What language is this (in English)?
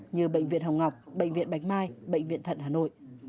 Vietnamese